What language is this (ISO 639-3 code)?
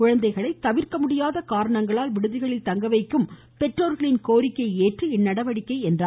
tam